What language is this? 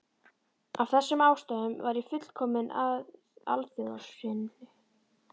Icelandic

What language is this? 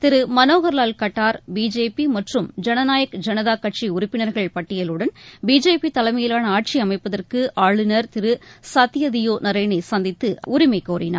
Tamil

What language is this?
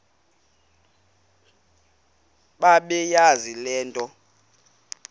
Xhosa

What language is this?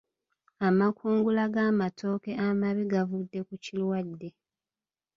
Ganda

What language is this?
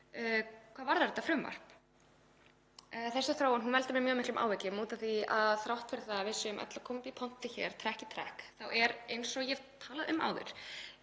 Icelandic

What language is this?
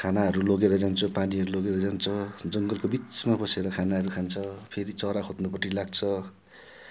Nepali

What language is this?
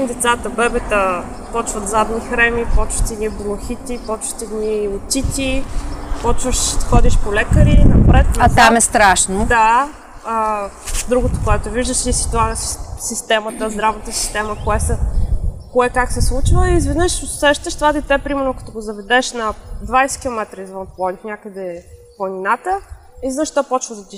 Bulgarian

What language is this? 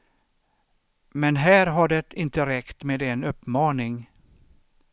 Swedish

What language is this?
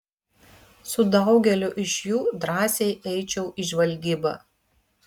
Lithuanian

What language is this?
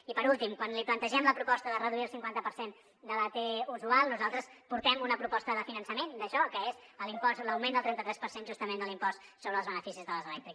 Catalan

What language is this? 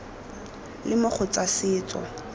Tswana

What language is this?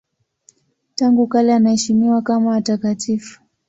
Swahili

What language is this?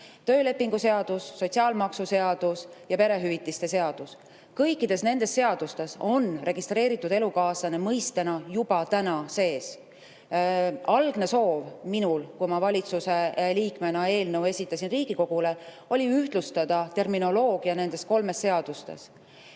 Estonian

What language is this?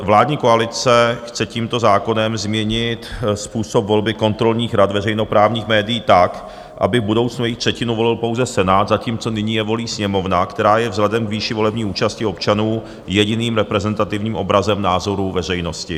Czech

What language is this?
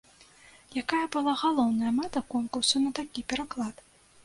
Belarusian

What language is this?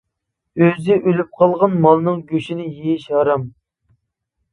Uyghur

